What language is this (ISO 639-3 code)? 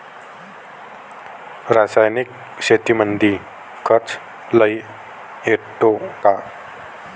mar